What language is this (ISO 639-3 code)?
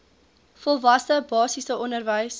afr